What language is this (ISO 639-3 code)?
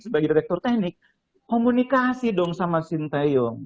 ind